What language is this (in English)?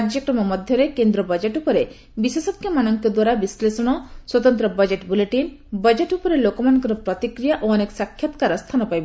Odia